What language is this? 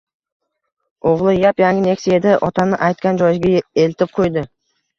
Uzbek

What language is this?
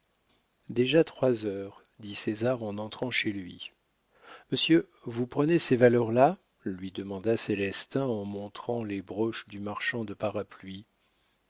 French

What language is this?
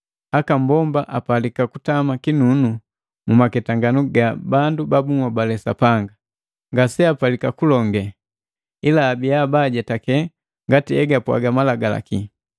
Matengo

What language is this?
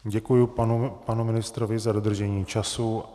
Czech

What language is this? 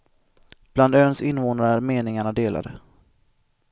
Swedish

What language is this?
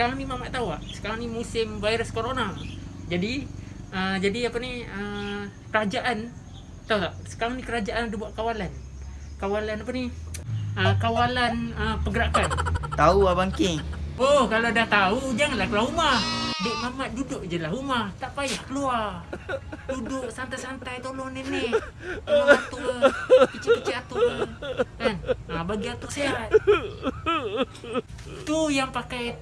Malay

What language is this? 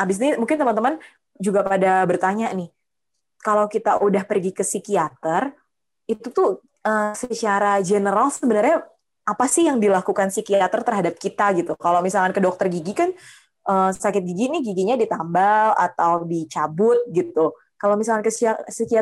Indonesian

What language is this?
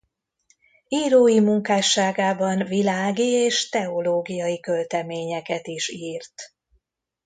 Hungarian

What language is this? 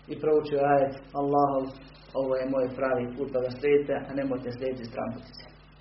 Croatian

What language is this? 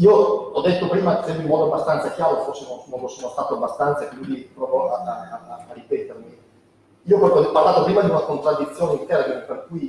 Italian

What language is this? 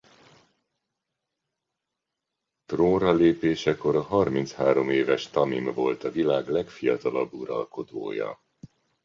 Hungarian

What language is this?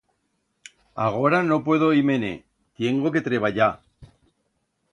Aragonese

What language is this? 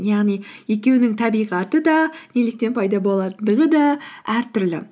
Kazakh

